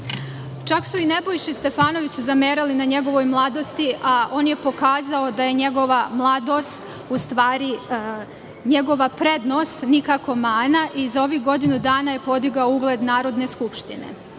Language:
Serbian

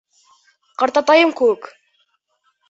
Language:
Bashkir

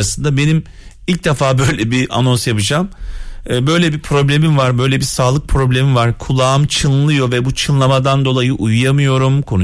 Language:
Turkish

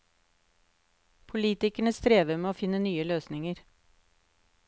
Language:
Norwegian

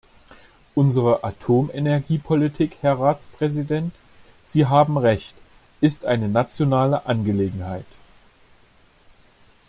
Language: German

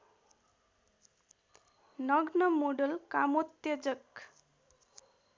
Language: Nepali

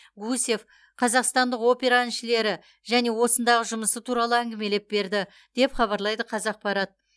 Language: Kazakh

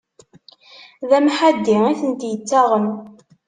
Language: Kabyle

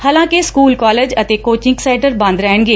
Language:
Punjabi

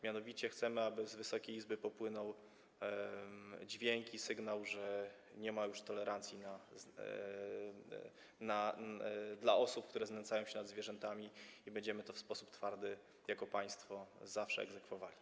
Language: Polish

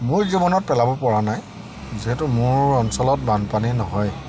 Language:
Assamese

